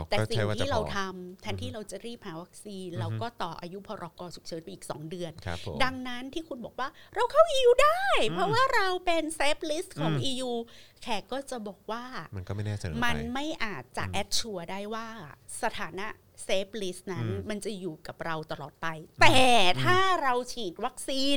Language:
Thai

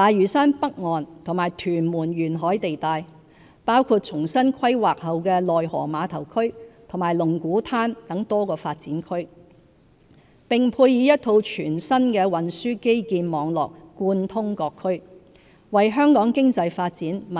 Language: Cantonese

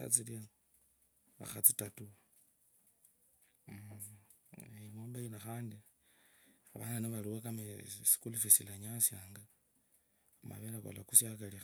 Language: Kabras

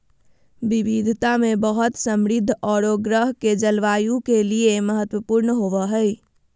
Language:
Magahi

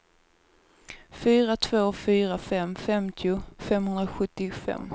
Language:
Swedish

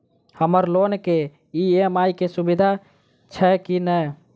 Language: Maithili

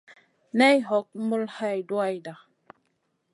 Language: Masana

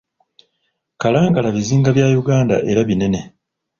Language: Ganda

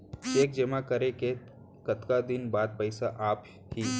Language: Chhattisgarhi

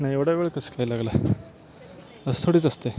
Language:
Marathi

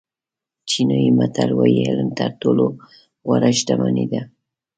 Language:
Pashto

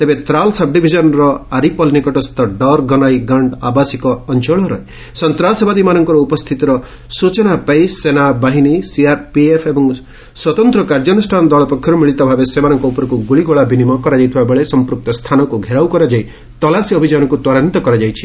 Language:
Odia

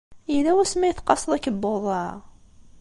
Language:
Kabyle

